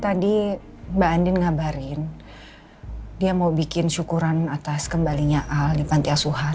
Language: Indonesian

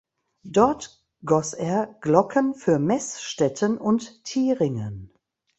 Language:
German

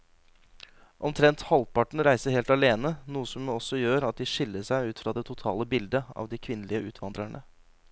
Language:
Norwegian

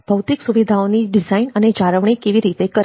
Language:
Gujarati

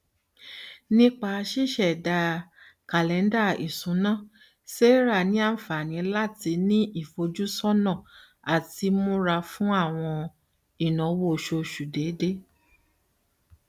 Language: Yoruba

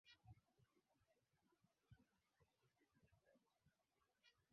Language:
Swahili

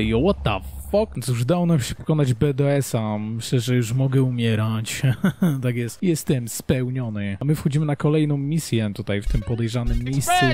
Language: Polish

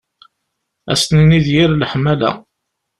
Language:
Kabyle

